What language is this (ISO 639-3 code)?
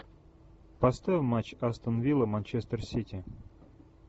rus